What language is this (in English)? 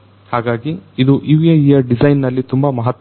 Kannada